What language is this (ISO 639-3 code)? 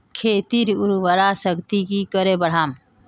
mag